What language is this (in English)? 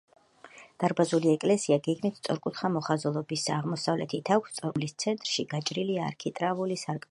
Georgian